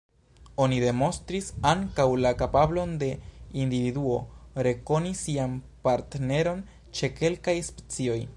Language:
Esperanto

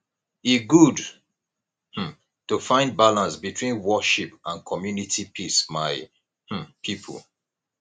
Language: Nigerian Pidgin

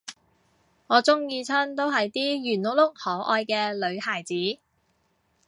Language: Cantonese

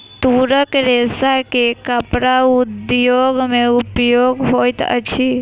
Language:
Maithili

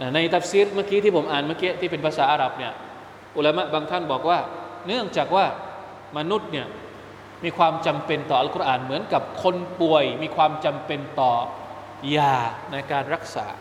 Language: Thai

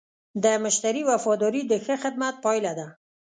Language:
Pashto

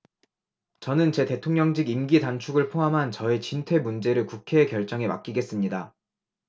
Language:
Korean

